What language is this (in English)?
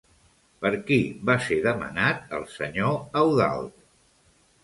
Catalan